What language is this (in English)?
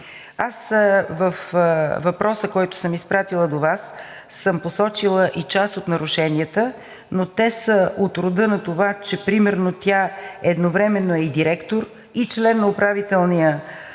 Bulgarian